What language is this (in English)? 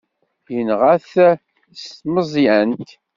Kabyle